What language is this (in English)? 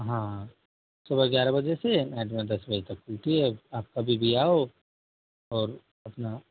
Hindi